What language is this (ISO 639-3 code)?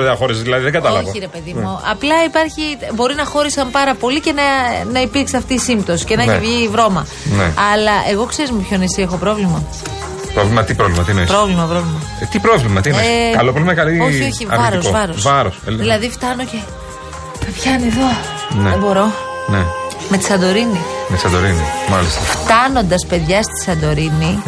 ell